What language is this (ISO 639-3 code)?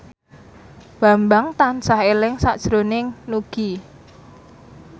jav